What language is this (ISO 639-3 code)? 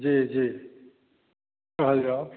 mai